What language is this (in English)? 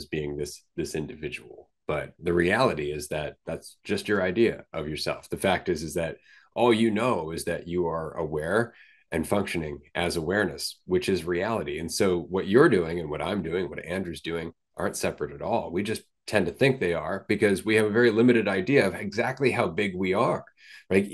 English